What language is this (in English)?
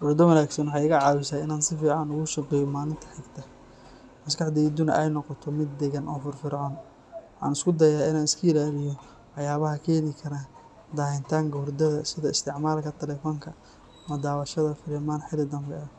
Somali